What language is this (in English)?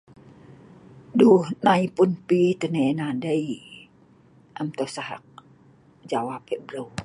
Sa'ban